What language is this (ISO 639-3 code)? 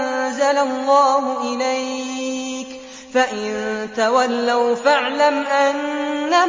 ara